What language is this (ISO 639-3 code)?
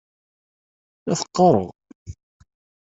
kab